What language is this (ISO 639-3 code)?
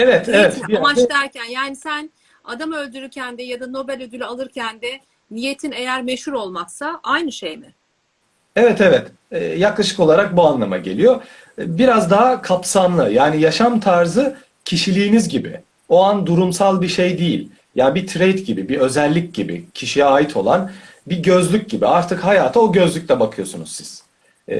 tur